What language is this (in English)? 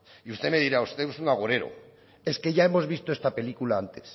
Spanish